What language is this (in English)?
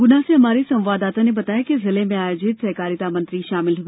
Hindi